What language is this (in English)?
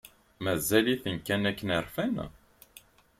Kabyle